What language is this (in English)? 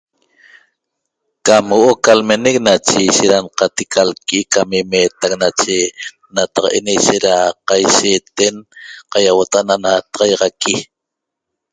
Toba